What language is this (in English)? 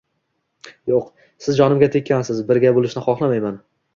Uzbek